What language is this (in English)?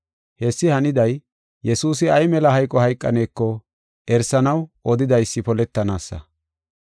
Gofa